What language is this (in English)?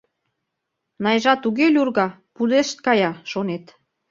Mari